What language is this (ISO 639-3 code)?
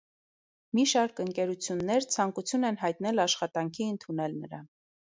hye